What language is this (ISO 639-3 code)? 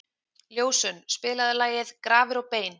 isl